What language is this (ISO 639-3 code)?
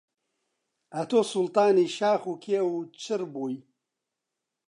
ckb